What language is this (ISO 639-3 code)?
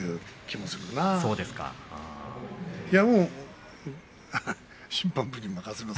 jpn